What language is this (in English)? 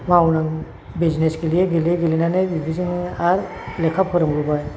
Bodo